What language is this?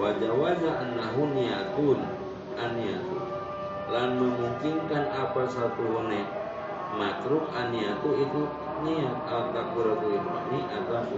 Indonesian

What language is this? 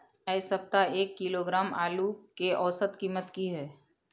Maithili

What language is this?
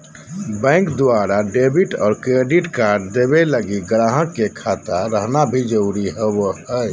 Magahi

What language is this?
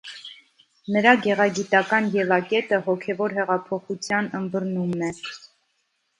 Armenian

